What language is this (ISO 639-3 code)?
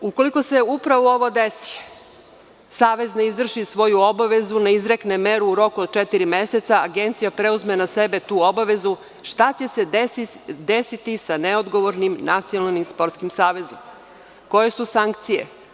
srp